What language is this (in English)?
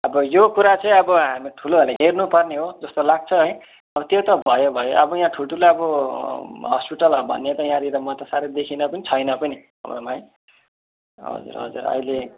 Nepali